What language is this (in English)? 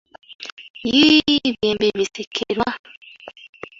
Ganda